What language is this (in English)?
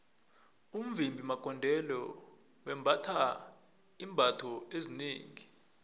South Ndebele